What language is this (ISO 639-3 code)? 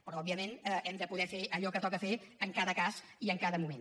cat